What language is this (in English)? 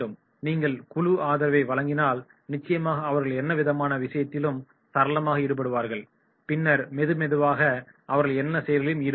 Tamil